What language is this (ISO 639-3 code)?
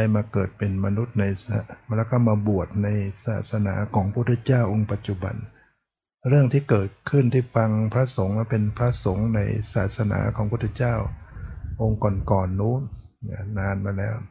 tha